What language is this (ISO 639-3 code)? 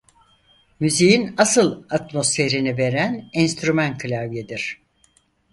tur